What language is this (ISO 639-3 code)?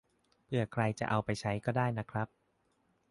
tha